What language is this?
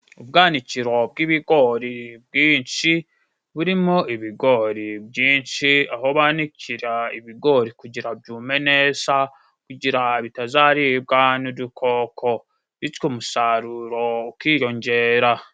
Kinyarwanda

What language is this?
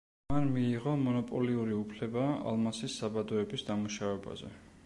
Georgian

